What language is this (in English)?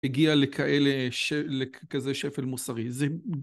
Hebrew